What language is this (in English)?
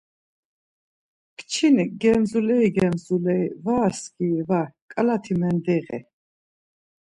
Laz